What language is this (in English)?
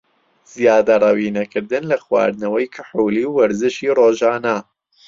Central Kurdish